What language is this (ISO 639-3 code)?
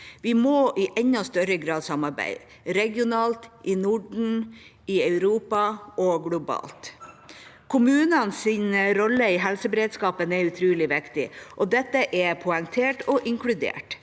nor